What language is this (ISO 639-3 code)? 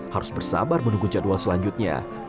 ind